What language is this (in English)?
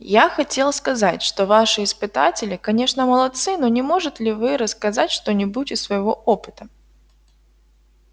Russian